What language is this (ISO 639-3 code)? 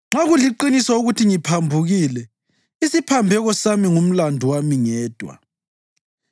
nde